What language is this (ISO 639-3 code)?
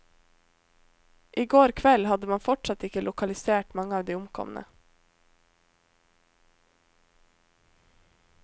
nor